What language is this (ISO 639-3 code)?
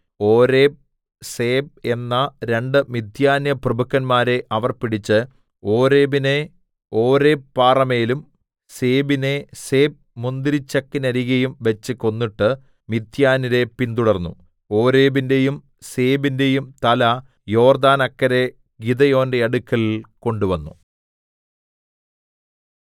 mal